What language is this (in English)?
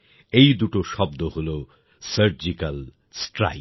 Bangla